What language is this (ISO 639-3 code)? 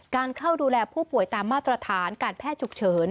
tha